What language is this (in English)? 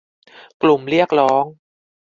Thai